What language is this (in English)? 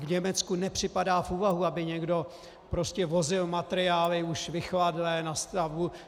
Czech